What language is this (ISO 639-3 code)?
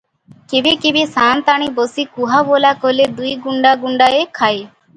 ori